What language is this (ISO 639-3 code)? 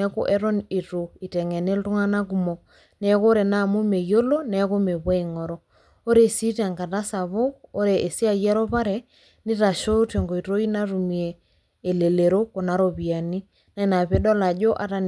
mas